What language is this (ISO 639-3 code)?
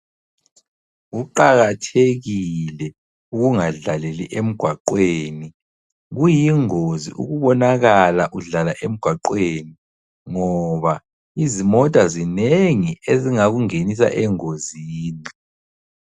nde